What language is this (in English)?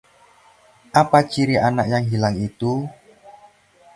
Indonesian